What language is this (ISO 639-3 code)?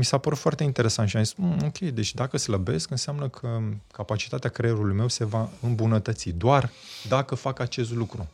ron